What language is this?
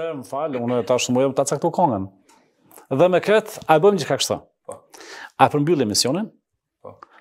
Romanian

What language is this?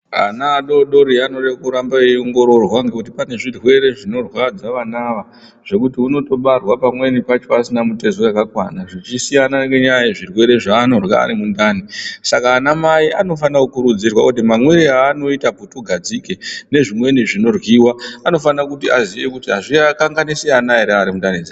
Ndau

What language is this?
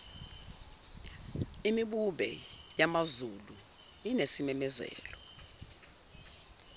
Zulu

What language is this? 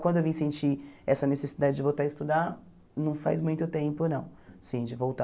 Portuguese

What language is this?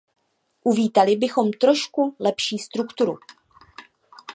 Czech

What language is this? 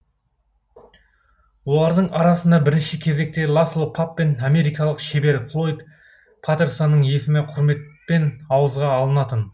Kazakh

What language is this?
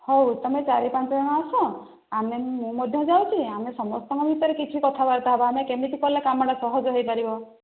Odia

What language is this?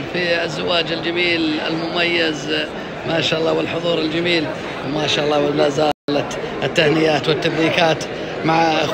Arabic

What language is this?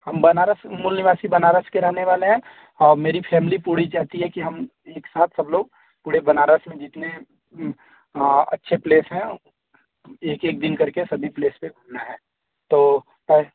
Hindi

